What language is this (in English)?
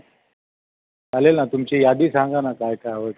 Marathi